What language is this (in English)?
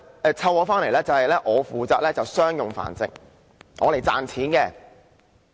Cantonese